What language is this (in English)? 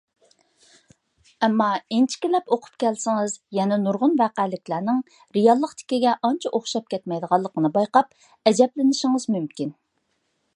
Uyghur